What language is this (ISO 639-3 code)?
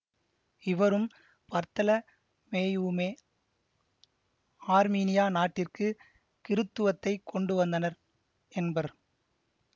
tam